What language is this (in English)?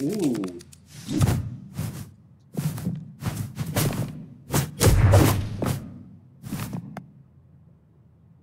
English